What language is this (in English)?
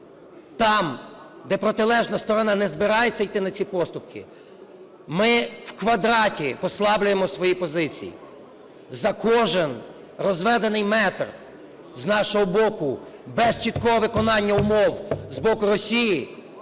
Ukrainian